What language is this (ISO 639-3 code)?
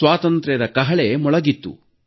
kan